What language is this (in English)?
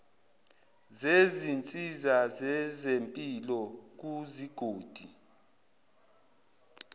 Zulu